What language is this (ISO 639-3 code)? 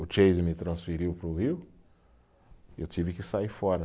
por